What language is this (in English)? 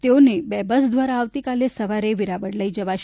Gujarati